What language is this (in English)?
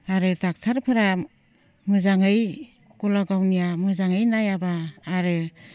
Bodo